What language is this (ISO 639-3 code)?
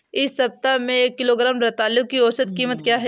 hin